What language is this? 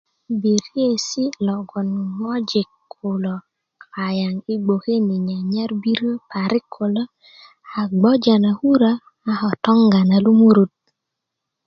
Kuku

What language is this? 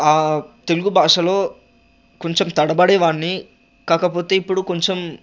Telugu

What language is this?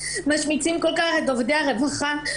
Hebrew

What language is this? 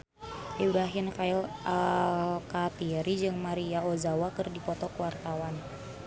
Sundanese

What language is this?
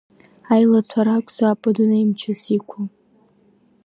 Abkhazian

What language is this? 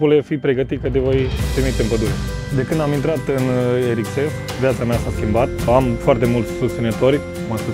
Romanian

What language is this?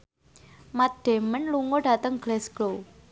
Javanese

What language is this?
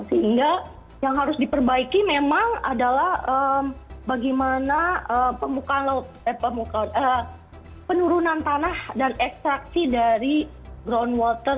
Indonesian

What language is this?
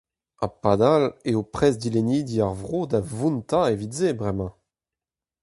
Breton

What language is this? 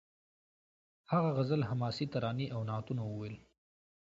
Pashto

